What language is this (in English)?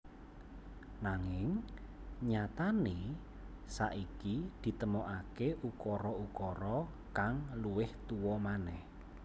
Javanese